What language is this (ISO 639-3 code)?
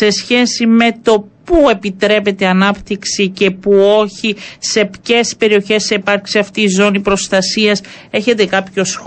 ell